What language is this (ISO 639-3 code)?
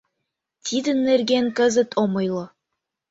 chm